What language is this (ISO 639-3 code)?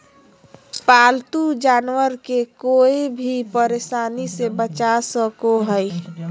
mag